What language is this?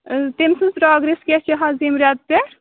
Kashmiri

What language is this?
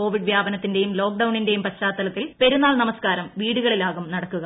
Malayalam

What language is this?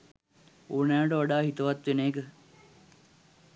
Sinhala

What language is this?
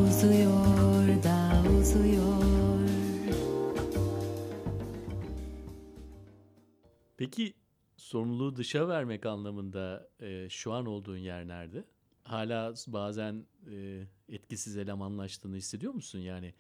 Turkish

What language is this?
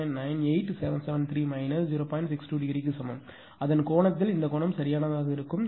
Tamil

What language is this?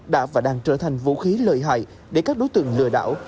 Vietnamese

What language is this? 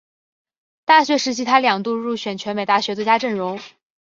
Chinese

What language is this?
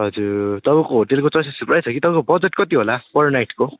Nepali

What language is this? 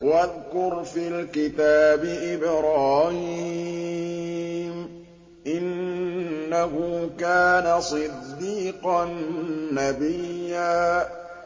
Arabic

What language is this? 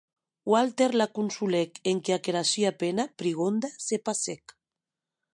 Occitan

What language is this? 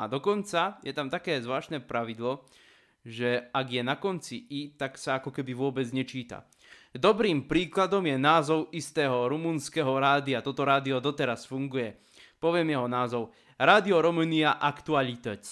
Slovak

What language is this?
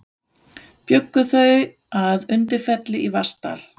Icelandic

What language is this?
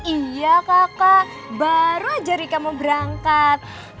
Indonesian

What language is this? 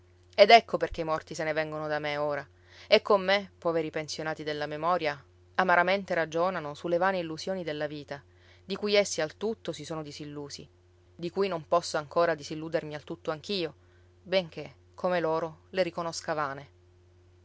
Italian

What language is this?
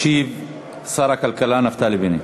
Hebrew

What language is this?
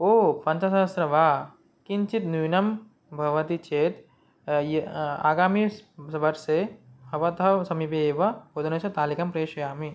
Sanskrit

